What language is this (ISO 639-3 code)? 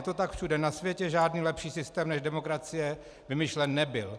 ces